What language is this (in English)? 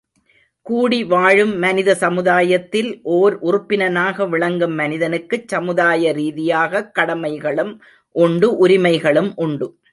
Tamil